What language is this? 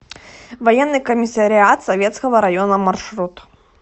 Russian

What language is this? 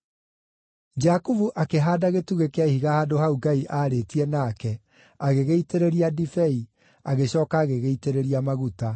Kikuyu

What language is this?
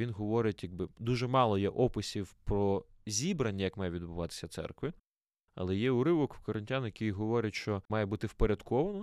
Ukrainian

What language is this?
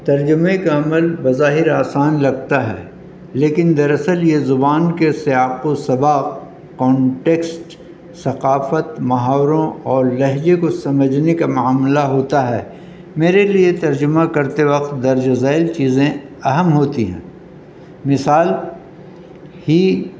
Urdu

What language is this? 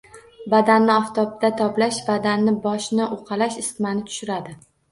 Uzbek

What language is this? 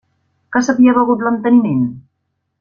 Catalan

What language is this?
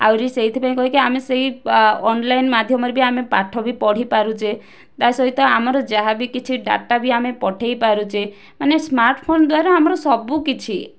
Odia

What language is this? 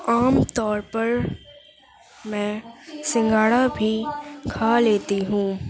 Urdu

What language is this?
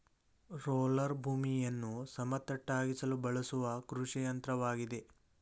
Kannada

